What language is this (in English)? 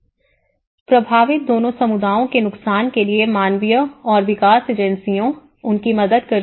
Hindi